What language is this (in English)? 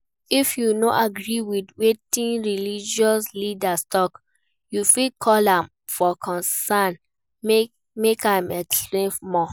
Nigerian Pidgin